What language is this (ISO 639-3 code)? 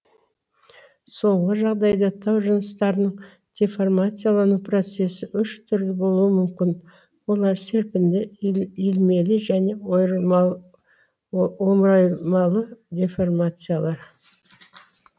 kaz